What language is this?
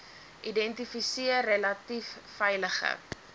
Afrikaans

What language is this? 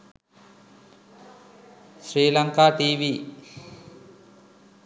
Sinhala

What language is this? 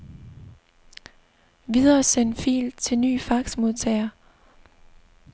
Danish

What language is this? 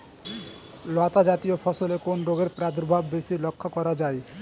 Bangla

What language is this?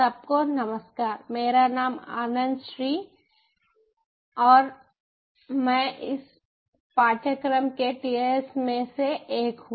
Hindi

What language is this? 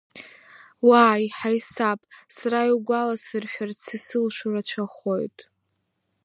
Abkhazian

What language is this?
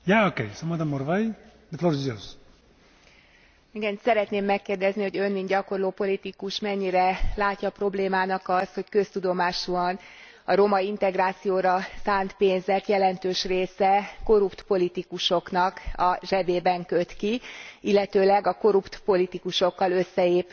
Hungarian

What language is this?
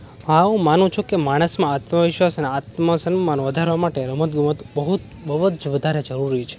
Gujarati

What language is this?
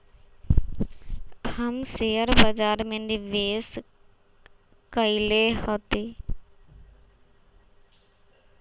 Magahi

